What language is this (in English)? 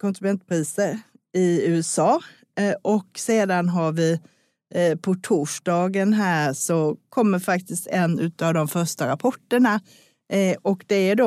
Swedish